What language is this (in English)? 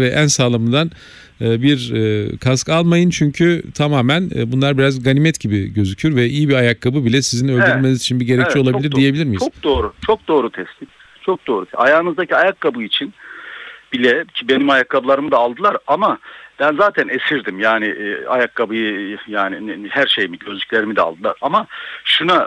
Turkish